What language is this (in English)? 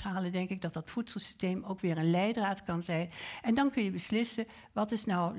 Dutch